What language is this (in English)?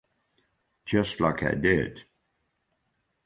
English